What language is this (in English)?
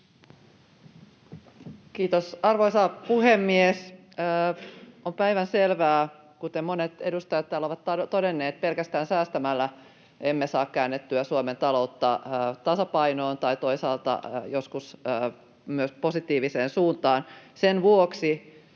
Finnish